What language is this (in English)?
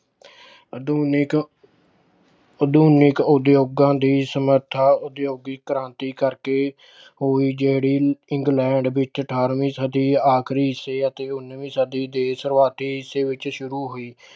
Punjabi